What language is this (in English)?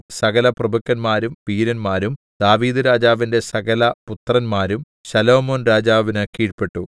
Malayalam